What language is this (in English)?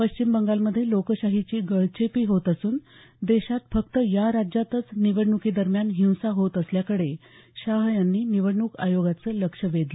Marathi